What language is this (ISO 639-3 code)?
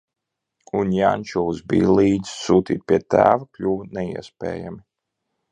lav